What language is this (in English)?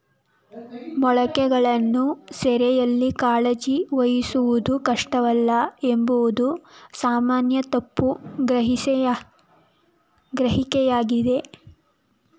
Kannada